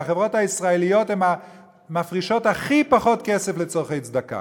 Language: Hebrew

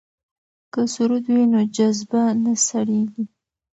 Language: Pashto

